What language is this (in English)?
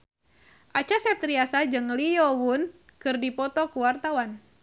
Sundanese